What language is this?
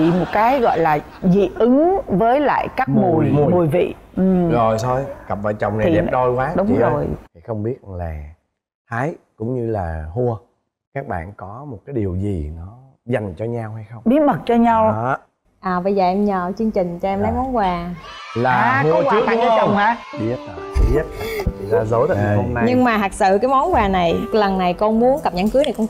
Vietnamese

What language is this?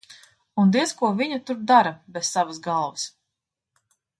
Latvian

